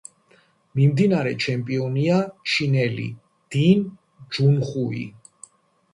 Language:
Georgian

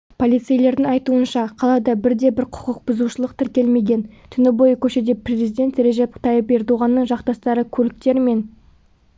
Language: Kazakh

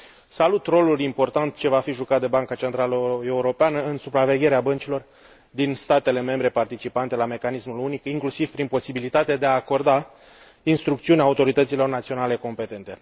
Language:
Romanian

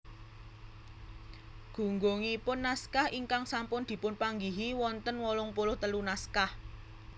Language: Javanese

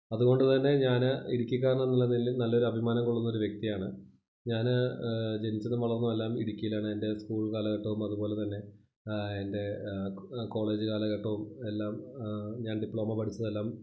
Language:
Malayalam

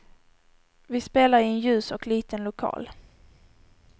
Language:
Swedish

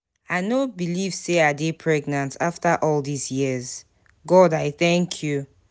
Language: Nigerian Pidgin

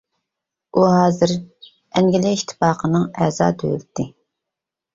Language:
Uyghur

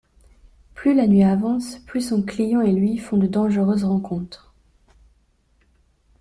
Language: French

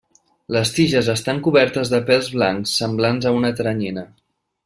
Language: Catalan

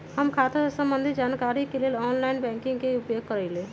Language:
Magahi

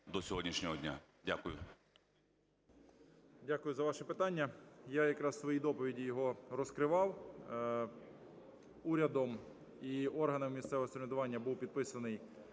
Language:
Ukrainian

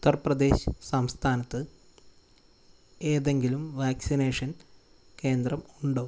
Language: Malayalam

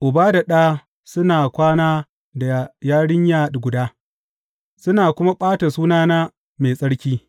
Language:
Hausa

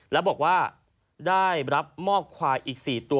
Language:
Thai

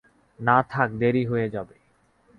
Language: Bangla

